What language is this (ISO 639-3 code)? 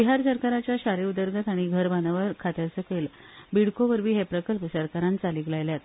kok